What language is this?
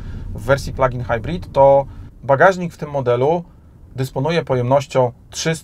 Polish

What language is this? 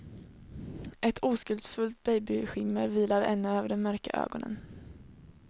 Swedish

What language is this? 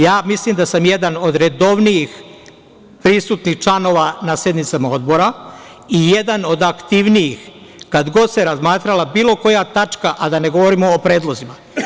Serbian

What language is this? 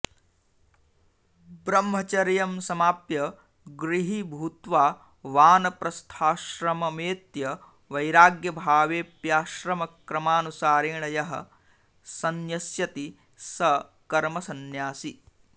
Sanskrit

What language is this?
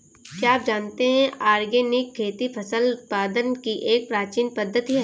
Hindi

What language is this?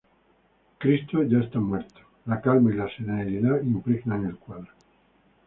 Spanish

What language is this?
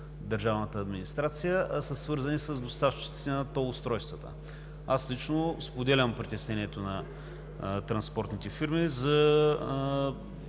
Bulgarian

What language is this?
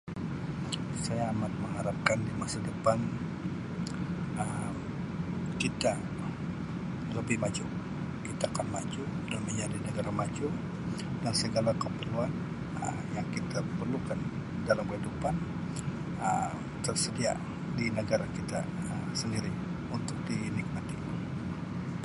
Sabah Malay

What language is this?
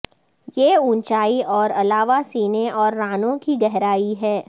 Urdu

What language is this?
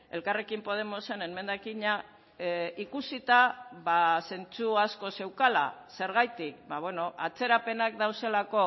Basque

